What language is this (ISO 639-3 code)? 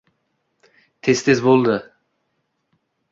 uzb